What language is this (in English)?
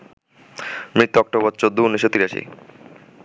Bangla